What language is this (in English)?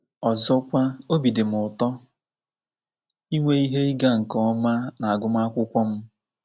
Igbo